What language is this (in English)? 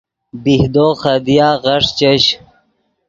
Yidgha